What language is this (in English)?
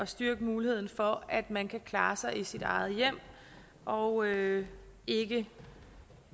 Danish